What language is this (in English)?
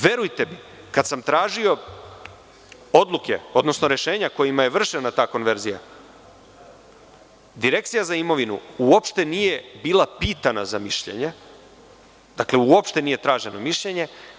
Serbian